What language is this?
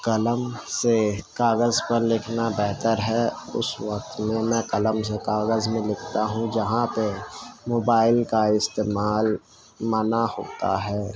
Urdu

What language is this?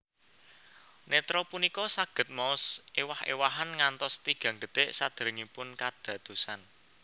Javanese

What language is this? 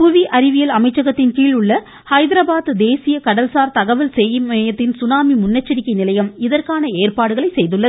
Tamil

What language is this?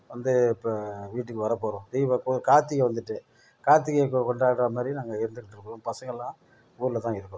Tamil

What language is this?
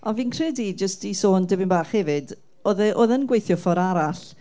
Welsh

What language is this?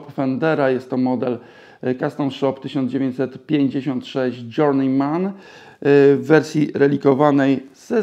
Polish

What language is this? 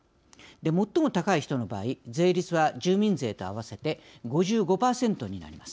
Japanese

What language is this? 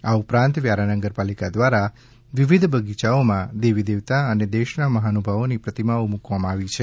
Gujarati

